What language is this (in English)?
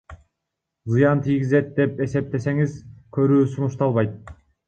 Kyrgyz